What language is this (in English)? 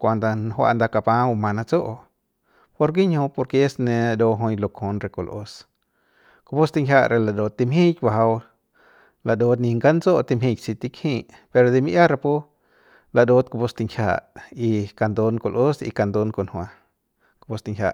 Central Pame